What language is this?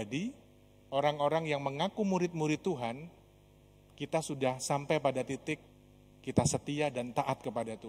Indonesian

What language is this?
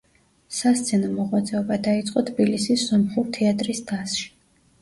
Georgian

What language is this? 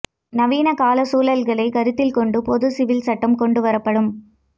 Tamil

